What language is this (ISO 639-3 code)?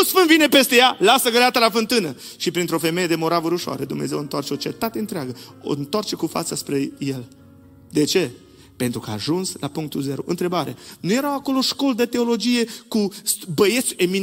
ron